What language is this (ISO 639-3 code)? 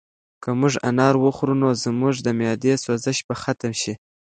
pus